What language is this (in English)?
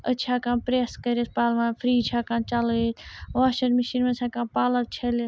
Kashmiri